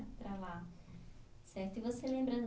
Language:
Portuguese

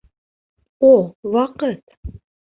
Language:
Bashkir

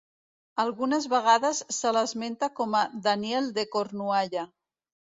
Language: Catalan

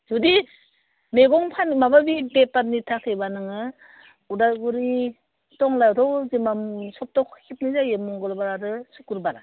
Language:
Bodo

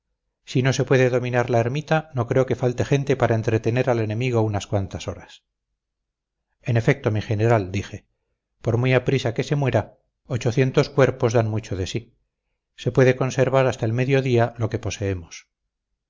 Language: Spanish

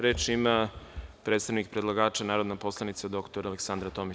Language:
Serbian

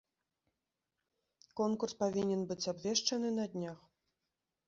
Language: Belarusian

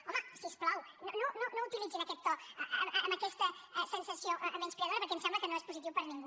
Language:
Catalan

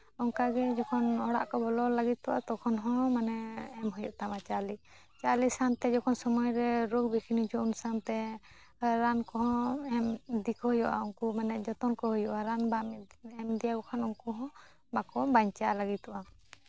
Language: Santali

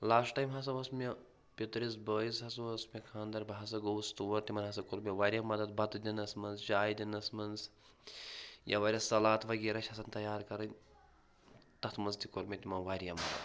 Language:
Kashmiri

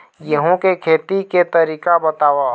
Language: Chhattisgarhi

